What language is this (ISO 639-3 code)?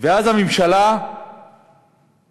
heb